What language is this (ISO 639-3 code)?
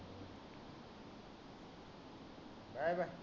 mar